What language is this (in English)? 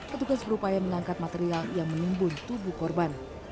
Indonesian